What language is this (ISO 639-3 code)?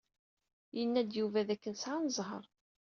kab